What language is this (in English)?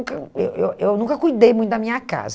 Portuguese